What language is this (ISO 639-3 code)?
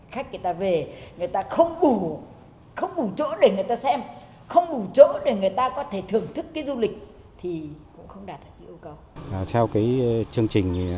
vie